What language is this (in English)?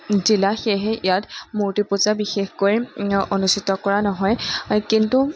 Assamese